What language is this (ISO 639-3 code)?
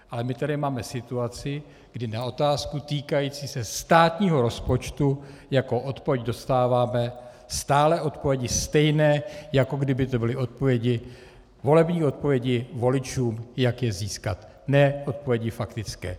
ces